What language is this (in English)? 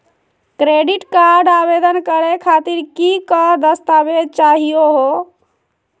Magahi